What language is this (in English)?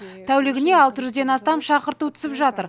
Kazakh